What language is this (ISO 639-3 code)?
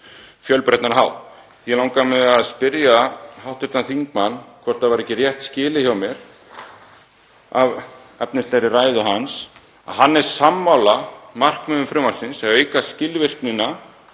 isl